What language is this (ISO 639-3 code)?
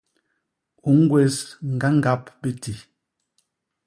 bas